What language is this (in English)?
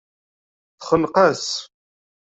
Kabyle